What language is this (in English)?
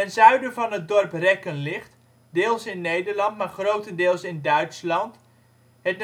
Dutch